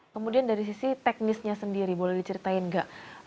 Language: Indonesian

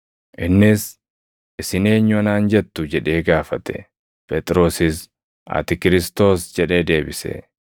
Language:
Oromo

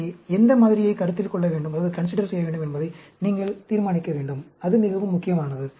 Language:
Tamil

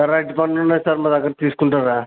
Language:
Telugu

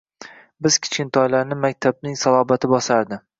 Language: Uzbek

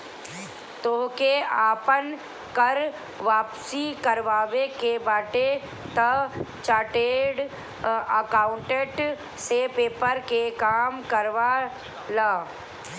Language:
Bhojpuri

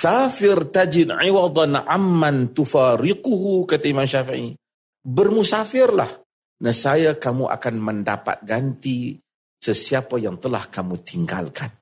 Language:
Malay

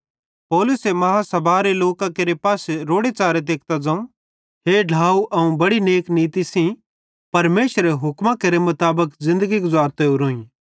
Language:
Bhadrawahi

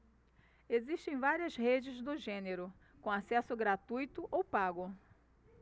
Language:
Portuguese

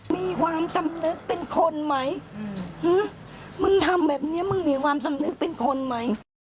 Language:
Thai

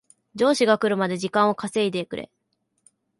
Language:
Japanese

